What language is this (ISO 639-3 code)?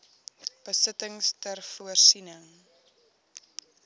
afr